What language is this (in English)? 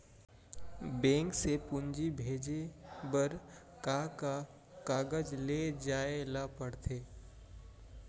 Chhattisgarhi